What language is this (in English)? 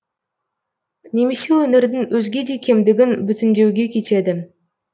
Kazakh